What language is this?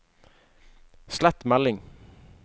Norwegian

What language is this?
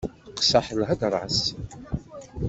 Kabyle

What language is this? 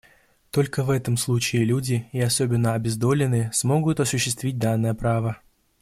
Russian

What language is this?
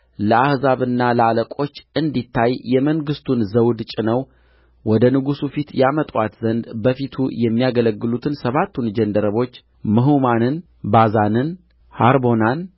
Amharic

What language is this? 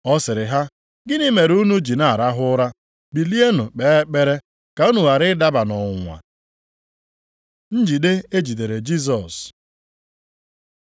Igbo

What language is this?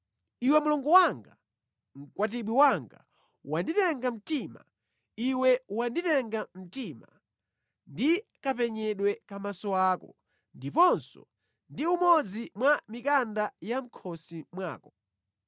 Nyanja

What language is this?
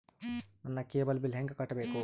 Kannada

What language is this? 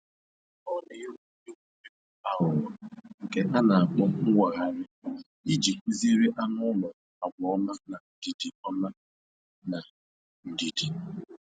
Igbo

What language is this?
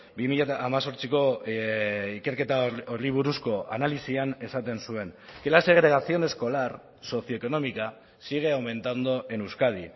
Basque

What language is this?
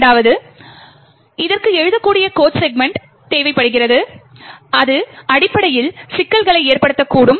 Tamil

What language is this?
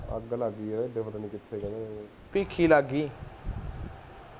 Punjabi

